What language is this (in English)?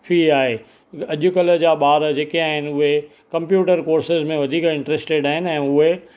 Sindhi